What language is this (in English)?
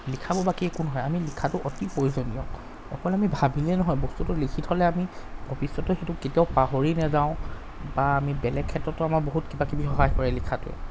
Assamese